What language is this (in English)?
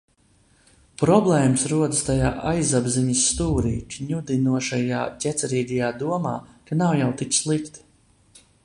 Latvian